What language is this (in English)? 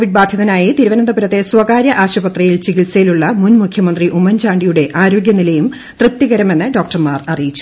Malayalam